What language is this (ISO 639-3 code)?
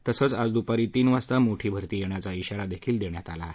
mar